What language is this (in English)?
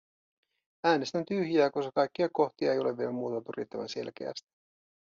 Finnish